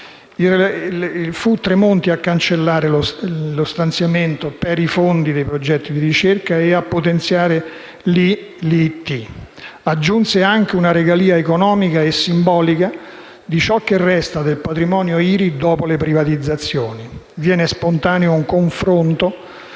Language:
Italian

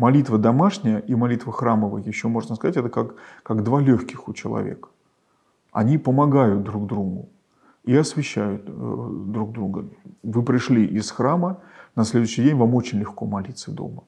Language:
Russian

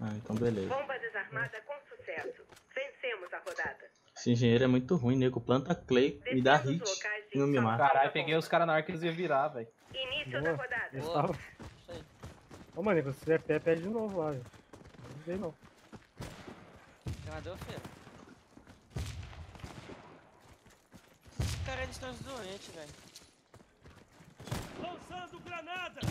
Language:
Portuguese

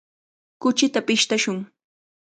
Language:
Cajatambo North Lima Quechua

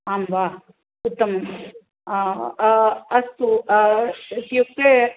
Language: Sanskrit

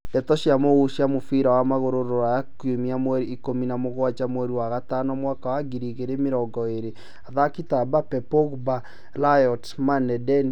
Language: Kikuyu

